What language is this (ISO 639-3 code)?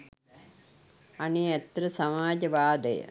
sin